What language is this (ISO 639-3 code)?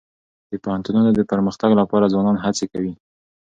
pus